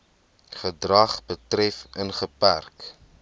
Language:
Afrikaans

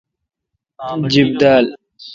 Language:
Kalkoti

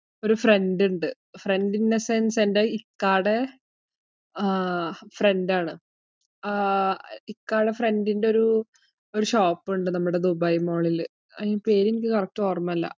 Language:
Malayalam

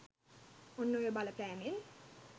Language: Sinhala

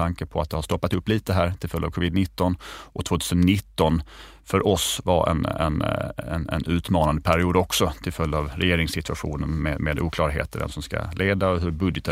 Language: Swedish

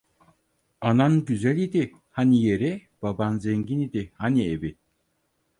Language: Turkish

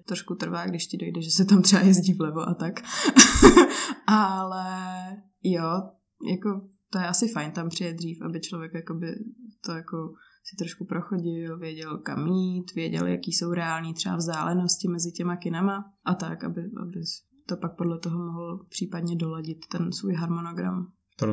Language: Czech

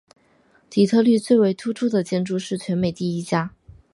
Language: Chinese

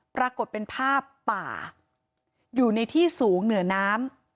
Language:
Thai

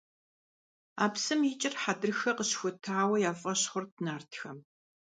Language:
Kabardian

